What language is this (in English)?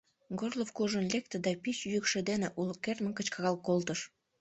Mari